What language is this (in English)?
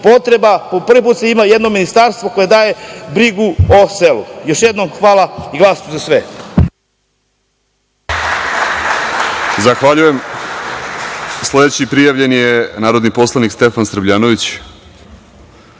Serbian